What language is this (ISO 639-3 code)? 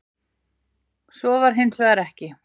isl